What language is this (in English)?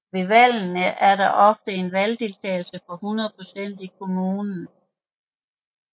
Danish